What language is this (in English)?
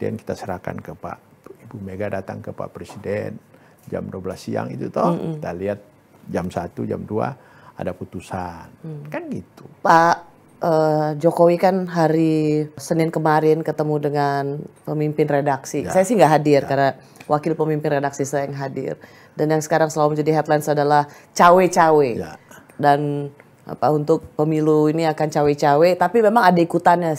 Indonesian